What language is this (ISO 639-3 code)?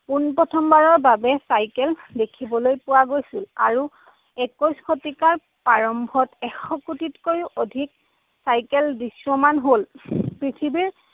asm